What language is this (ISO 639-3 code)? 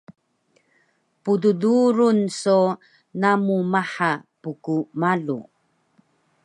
trv